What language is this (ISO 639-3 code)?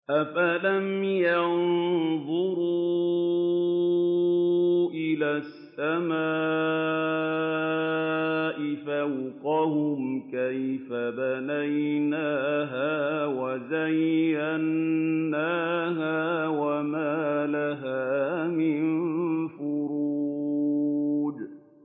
ara